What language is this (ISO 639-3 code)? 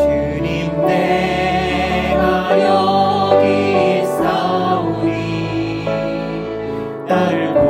kor